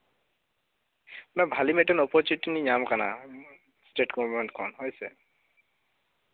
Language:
Santali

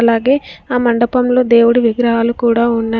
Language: Telugu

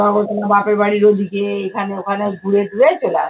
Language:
Bangla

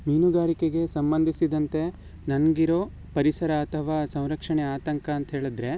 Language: Kannada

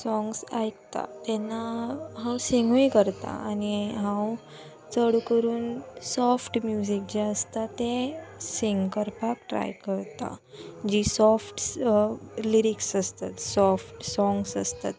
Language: Konkani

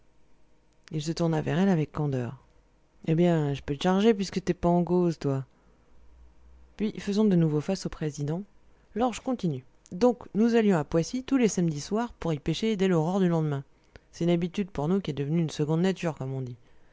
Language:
French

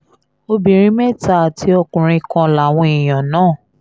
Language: Yoruba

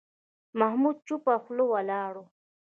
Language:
Pashto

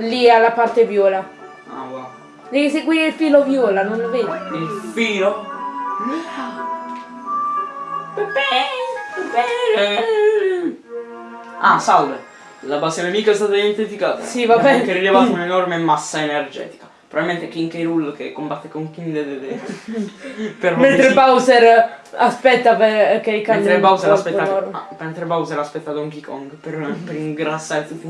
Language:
Italian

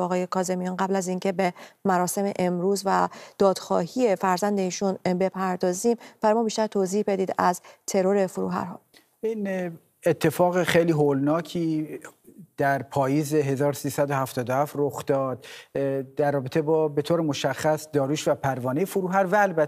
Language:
Persian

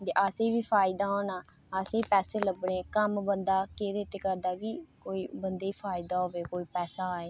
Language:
Dogri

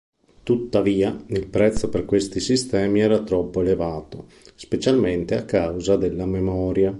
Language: Italian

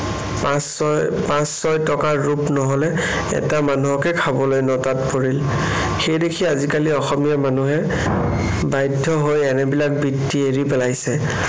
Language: Assamese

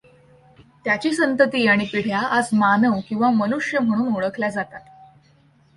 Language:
Marathi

